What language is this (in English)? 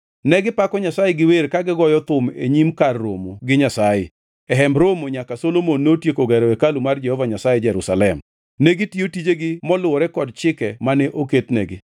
Luo (Kenya and Tanzania)